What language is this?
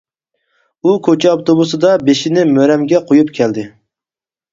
Uyghur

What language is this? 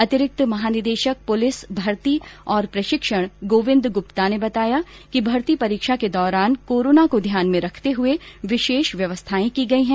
Hindi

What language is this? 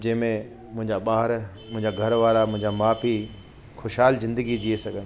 Sindhi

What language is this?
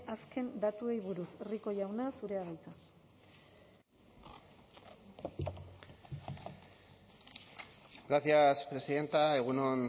Basque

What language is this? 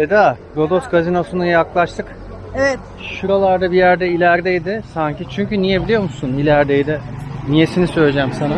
Turkish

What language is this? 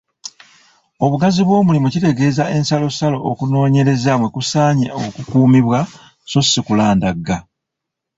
Ganda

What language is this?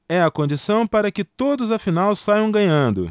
Portuguese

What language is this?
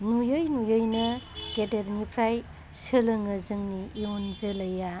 Bodo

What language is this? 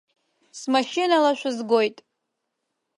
Abkhazian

